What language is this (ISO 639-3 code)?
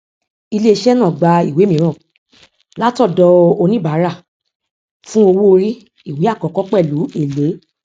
yor